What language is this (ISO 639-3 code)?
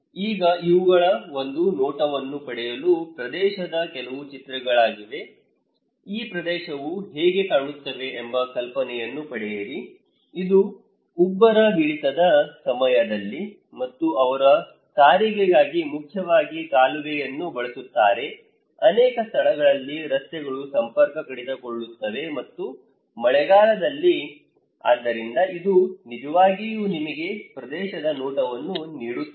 kan